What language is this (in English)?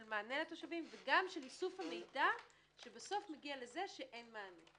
Hebrew